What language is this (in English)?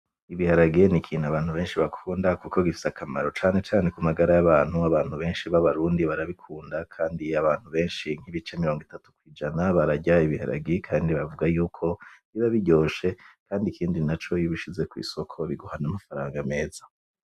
Rundi